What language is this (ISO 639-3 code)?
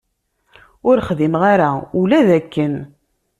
kab